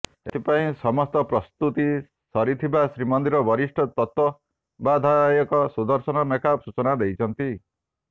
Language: Odia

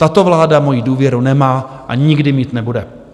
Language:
Czech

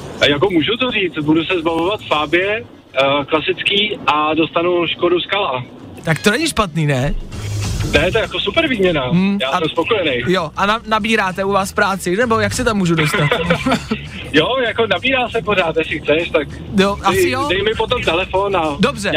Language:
Czech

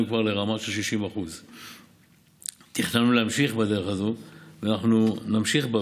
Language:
Hebrew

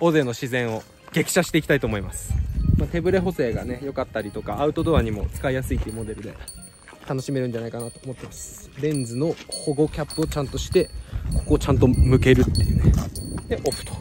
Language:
Japanese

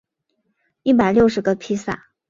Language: Chinese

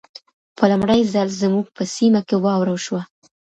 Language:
Pashto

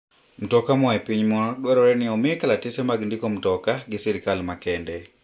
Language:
Luo (Kenya and Tanzania)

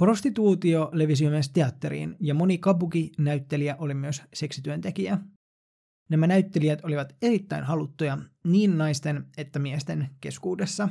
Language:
Finnish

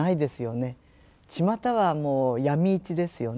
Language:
Japanese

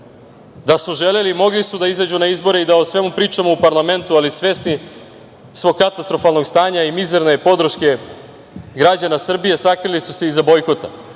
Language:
Serbian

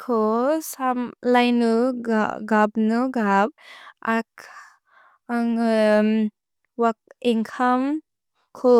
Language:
Bodo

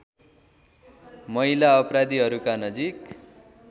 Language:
Nepali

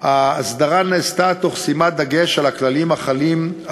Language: Hebrew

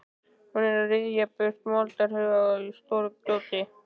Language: Icelandic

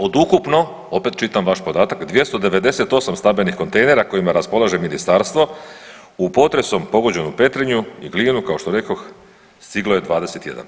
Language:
Croatian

